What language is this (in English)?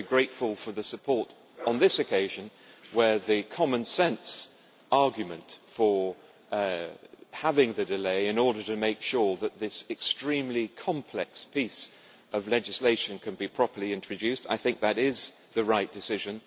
English